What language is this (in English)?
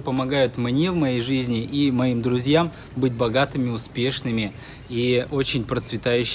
Russian